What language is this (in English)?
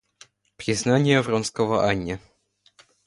Russian